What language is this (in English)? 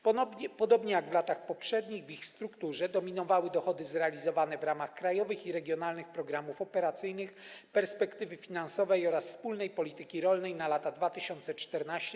Polish